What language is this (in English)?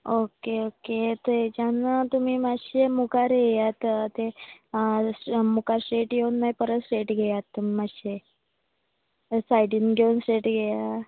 Konkani